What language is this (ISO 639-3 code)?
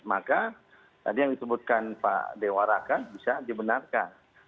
ind